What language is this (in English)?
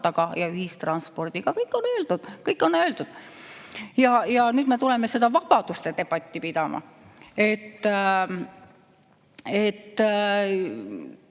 Estonian